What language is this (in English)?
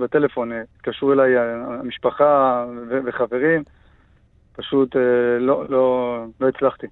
Hebrew